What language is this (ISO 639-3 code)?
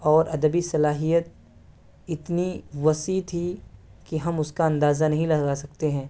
urd